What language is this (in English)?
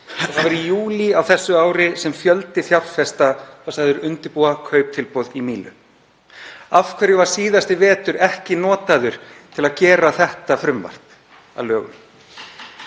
Icelandic